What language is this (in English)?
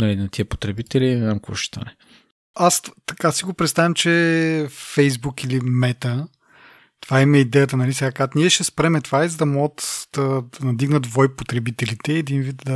Bulgarian